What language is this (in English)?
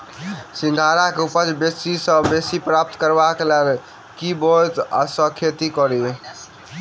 Maithili